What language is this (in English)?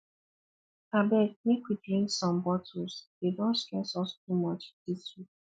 Nigerian Pidgin